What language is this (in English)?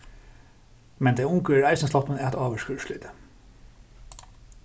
Faroese